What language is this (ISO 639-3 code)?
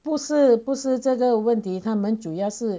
eng